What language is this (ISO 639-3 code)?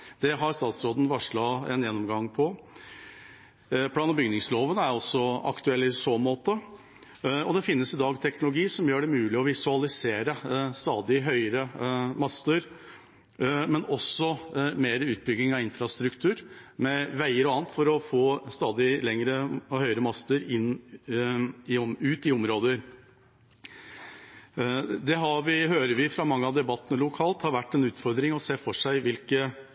nob